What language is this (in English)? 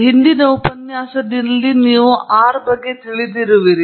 Kannada